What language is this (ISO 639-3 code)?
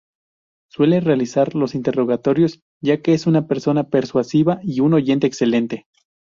spa